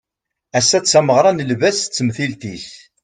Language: Kabyle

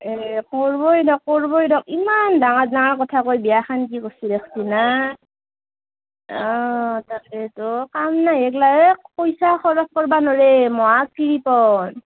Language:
Assamese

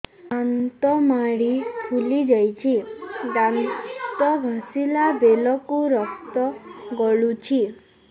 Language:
Odia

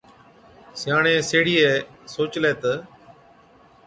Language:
Od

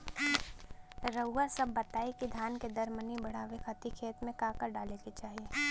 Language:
Bhojpuri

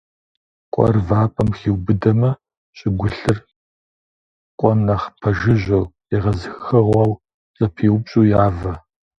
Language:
Kabardian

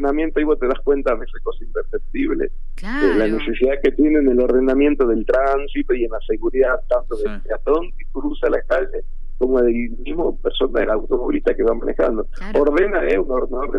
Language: Spanish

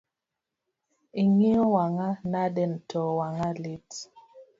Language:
Luo (Kenya and Tanzania)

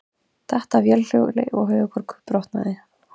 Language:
Icelandic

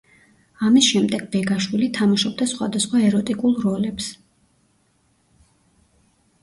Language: Georgian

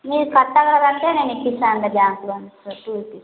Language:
Telugu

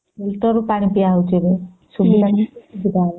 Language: Odia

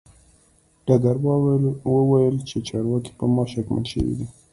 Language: Pashto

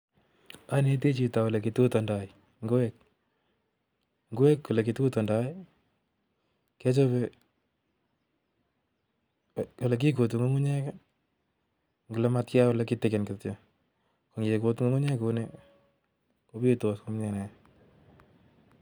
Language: Kalenjin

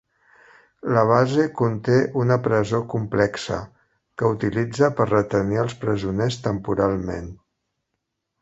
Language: Catalan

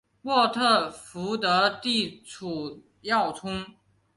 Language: Chinese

